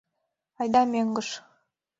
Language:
Mari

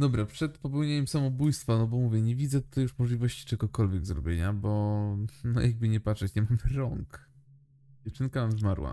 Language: Polish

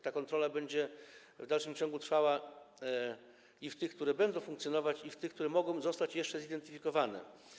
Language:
Polish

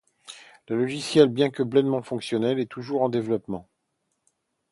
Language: French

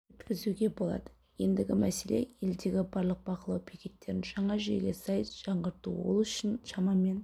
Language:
Kazakh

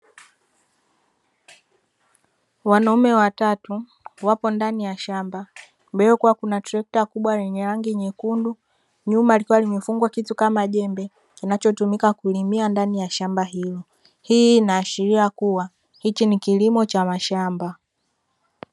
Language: Swahili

